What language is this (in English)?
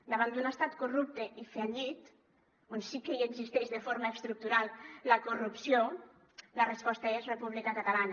Catalan